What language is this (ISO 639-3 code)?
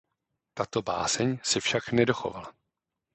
ces